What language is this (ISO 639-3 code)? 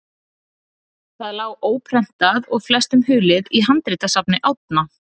isl